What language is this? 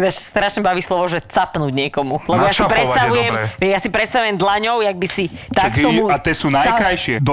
Slovak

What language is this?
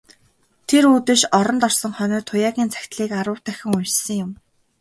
Mongolian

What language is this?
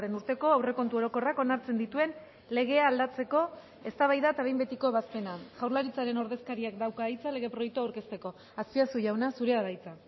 Basque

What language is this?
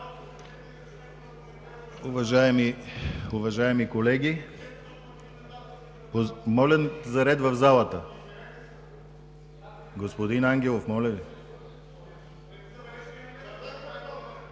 Bulgarian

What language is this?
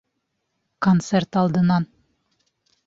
Bashkir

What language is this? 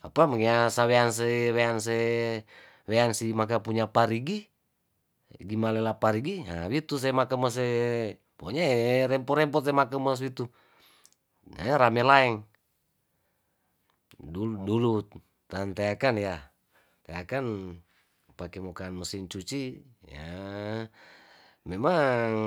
Tondano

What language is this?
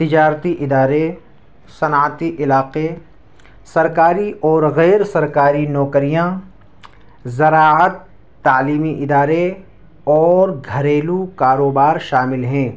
Urdu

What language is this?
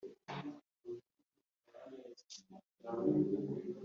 Kinyarwanda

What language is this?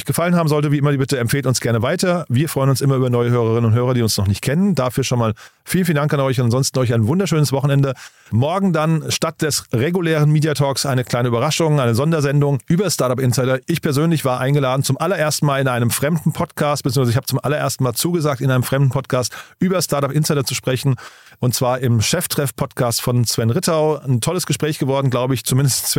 German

